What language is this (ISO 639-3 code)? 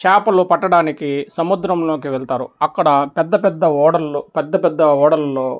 tel